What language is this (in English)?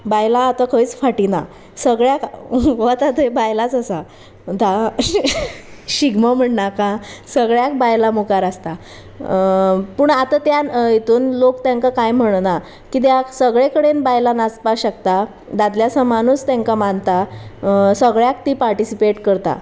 Konkani